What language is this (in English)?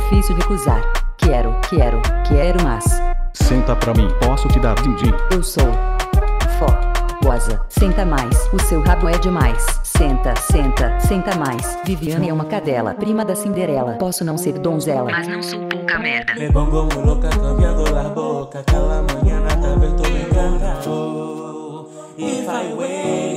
Portuguese